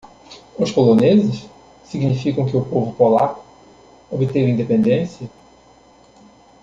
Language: Portuguese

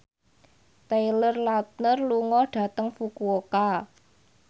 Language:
Javanese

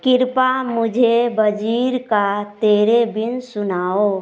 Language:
Hindi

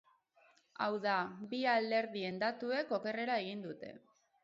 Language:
Basque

